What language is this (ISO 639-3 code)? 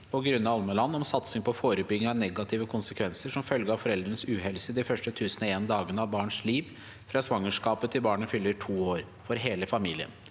nor